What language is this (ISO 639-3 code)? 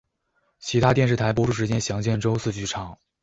zho